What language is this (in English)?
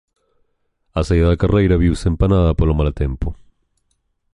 Galician